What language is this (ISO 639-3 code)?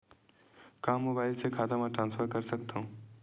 hne